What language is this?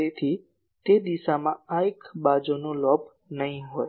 Gujarati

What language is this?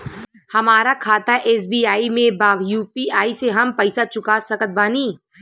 Bhojpuri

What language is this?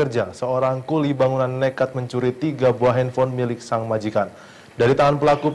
Indonesian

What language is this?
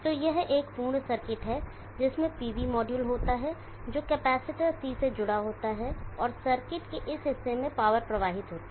Hindi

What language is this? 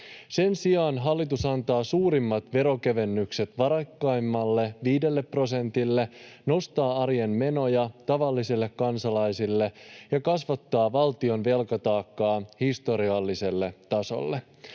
Finnish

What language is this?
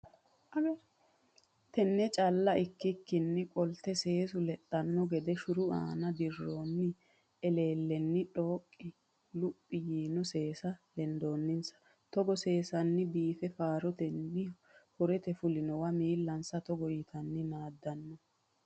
Sidamo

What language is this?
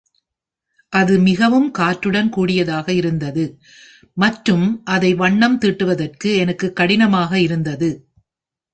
Tamil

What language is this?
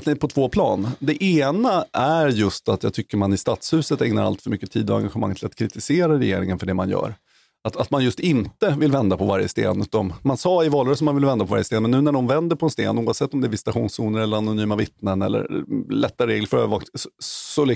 Swedish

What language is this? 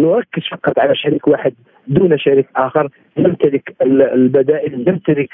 Arabic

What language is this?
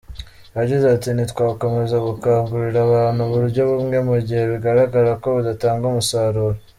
Kinyarwanda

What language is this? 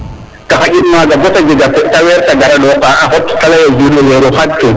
Serer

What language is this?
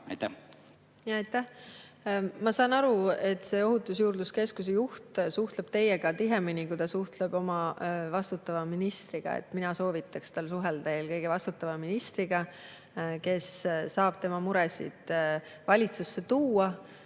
Estonian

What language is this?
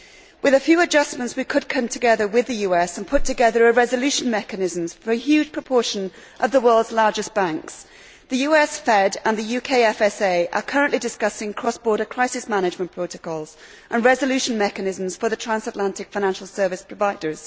English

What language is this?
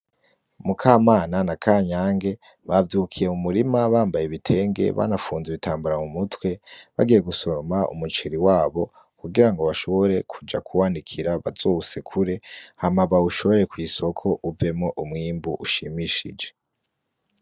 Rundi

